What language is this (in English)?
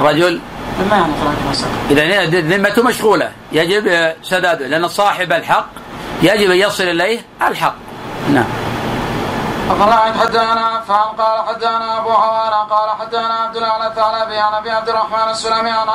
Arabic